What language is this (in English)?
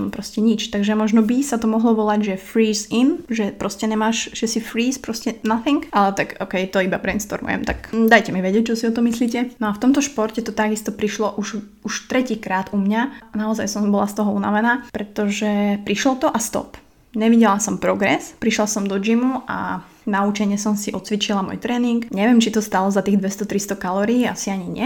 Slovak